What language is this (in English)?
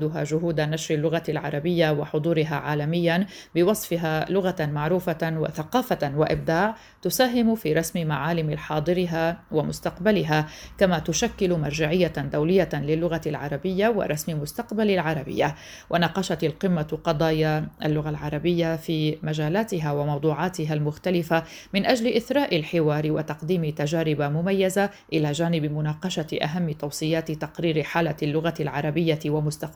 Arabic